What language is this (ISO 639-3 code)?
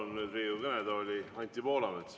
est